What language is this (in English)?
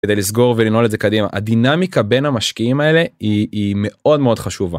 Hebrew